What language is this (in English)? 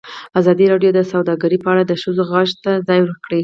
Pashto